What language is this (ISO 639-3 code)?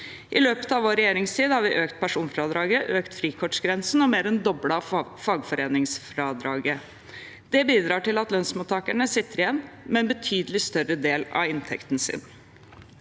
nor